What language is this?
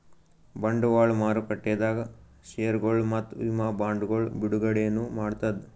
Kannada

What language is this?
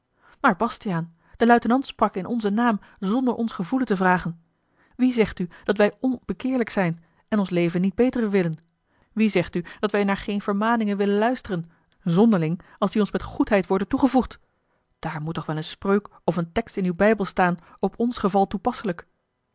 Dutch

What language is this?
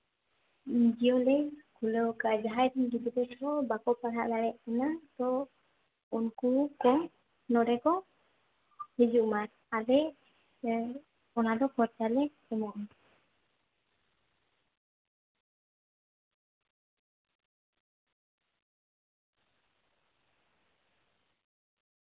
Santali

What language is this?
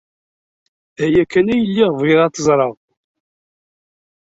Kabyle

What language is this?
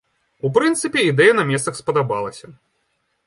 Belarusian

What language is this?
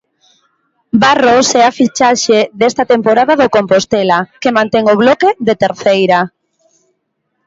Galician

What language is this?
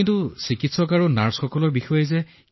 Assamese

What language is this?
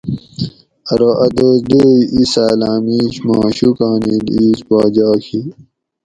Gawri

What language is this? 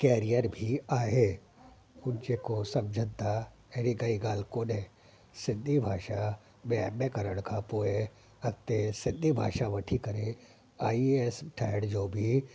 Sindhi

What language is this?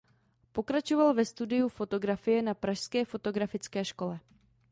Czech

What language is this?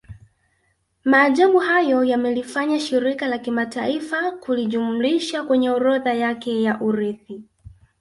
Swahili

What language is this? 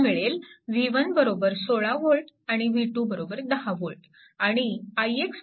Marathi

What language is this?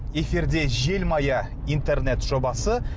Kazakh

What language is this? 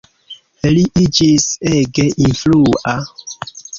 Esperanto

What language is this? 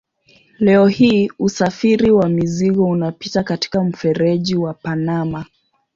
Swahili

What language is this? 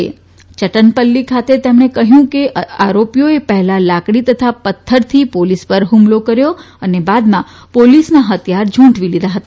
Gujarati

